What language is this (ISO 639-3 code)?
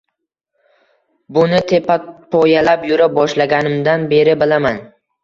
uzb